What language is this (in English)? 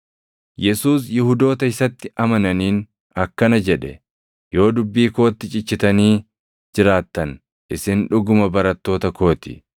Oromo